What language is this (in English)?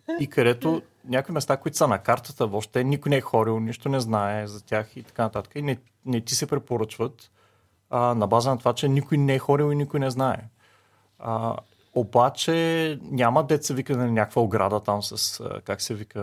Bulgarian